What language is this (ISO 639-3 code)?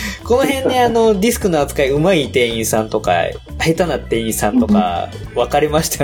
jpn